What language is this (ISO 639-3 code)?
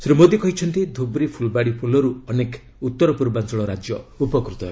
ori